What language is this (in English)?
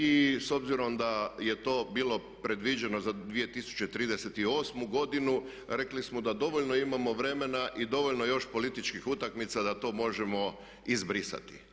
Croatian